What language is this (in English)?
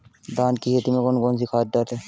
Hindi